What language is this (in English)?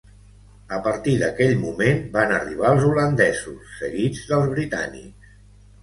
Catalan